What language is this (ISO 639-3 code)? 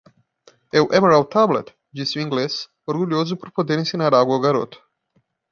por